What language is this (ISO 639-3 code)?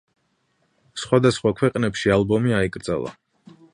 kat